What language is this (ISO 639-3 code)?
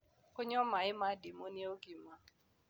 kik